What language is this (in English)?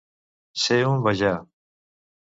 Catalan